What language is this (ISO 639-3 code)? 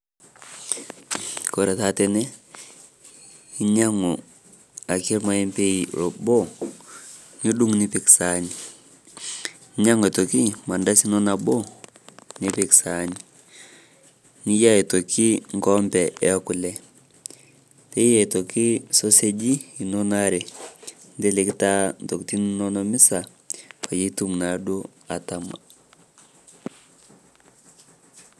mas